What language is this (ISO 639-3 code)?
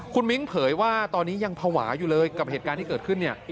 tha